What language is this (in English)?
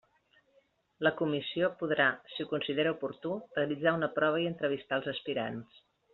Catalan